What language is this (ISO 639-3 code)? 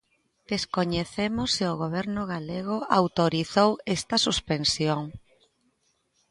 glg